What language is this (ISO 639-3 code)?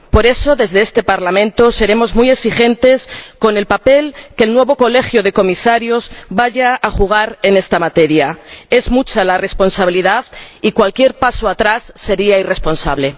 spa